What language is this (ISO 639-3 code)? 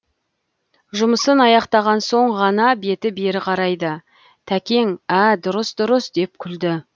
kaz